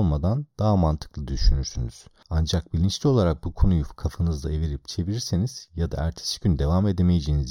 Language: Turkish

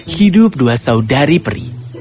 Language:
Indonesian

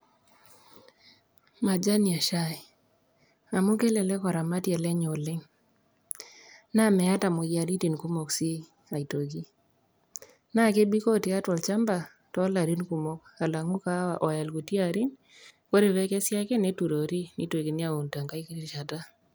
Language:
Masai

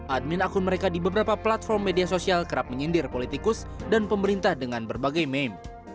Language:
Indonesian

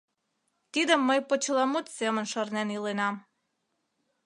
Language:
Mari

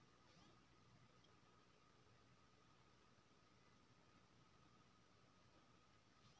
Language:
Maithili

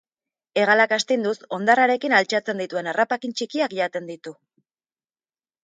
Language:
Basque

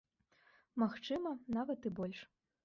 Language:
Belarusian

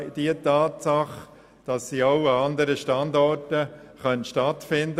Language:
Swiss German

